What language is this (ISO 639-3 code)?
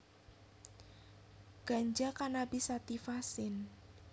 jav